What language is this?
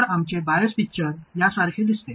Marathi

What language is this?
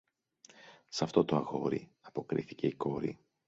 Greek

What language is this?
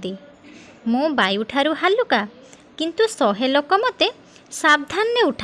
Odia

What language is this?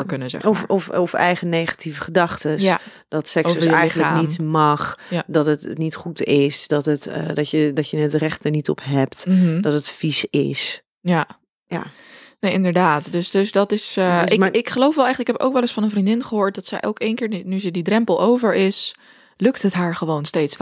Dutch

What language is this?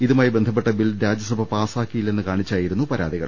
Malayalam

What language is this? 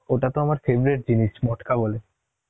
Bangla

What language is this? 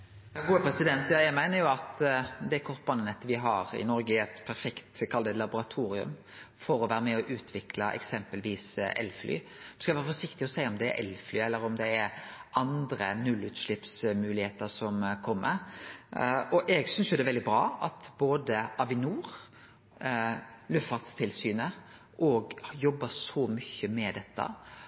Norwegian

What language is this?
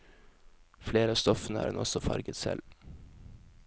Norwegian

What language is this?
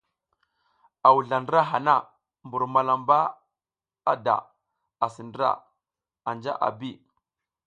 South Giziga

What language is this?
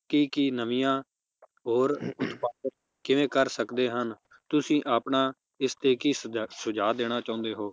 Punjabi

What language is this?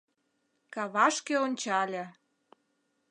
Mari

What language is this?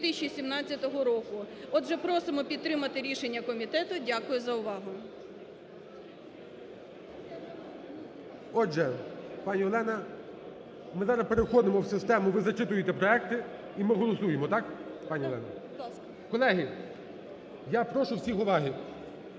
Ukrainian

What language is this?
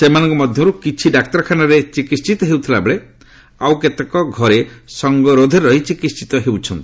Odia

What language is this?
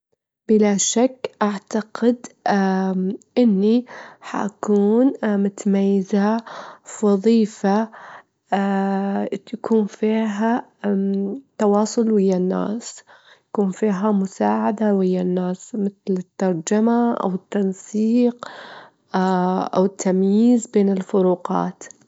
Gulf Arabic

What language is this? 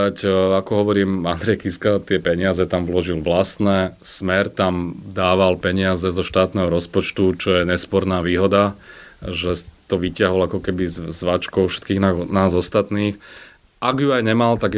Slovak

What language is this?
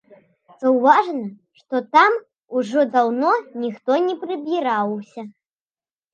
Belarusian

